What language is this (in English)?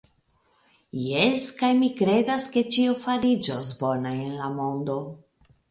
Esperanto